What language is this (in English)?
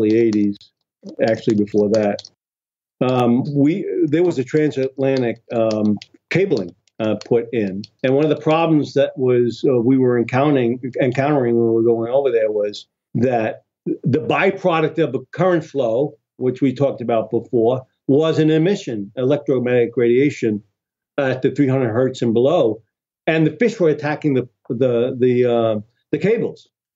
English